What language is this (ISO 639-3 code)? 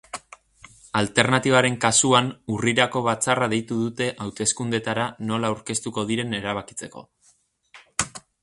eus